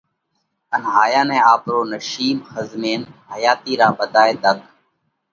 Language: Parkari Koli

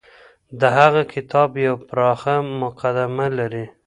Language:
Pashto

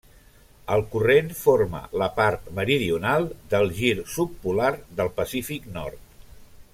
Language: Catalan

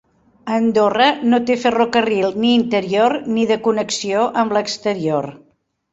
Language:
Catalan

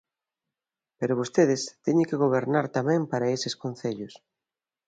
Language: Galician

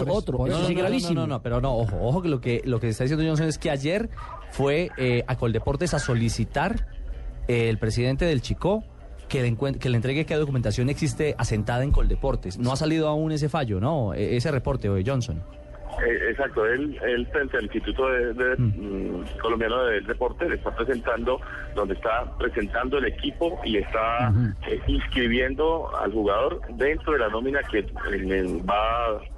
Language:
Spanish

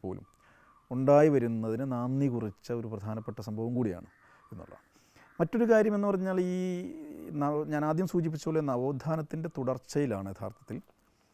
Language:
Malayalam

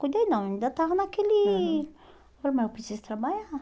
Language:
Portuguese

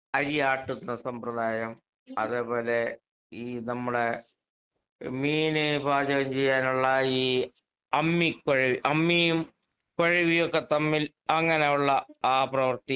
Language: Malayalam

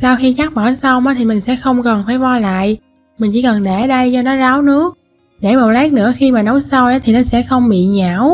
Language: Vietnamese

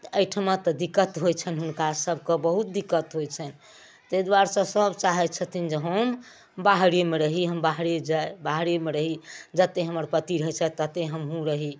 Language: Maithili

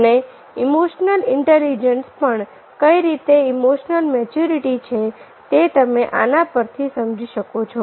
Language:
Gujarati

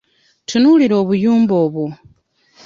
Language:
Ganda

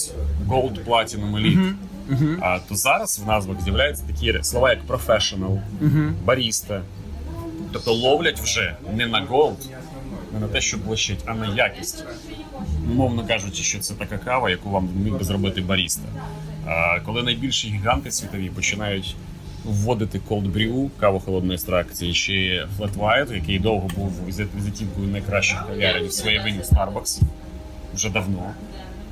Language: Ukrainian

